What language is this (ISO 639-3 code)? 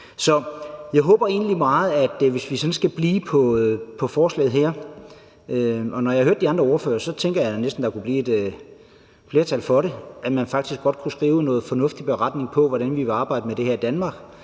dan